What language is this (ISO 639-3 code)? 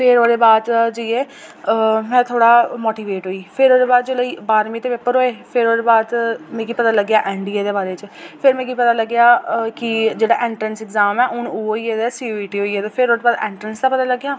doi